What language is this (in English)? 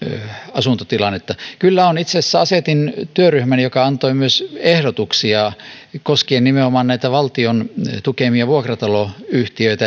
Finnish